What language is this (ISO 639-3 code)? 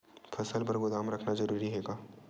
hne